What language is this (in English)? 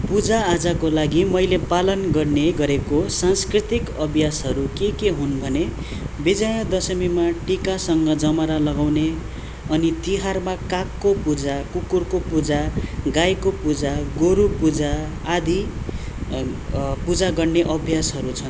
Nepali